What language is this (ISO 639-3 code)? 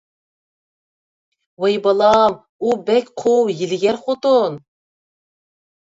uig